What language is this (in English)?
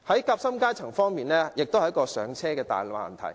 Cantonese